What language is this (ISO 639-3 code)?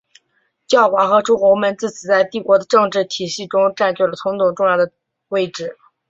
zho